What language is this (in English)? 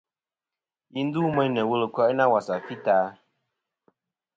Kom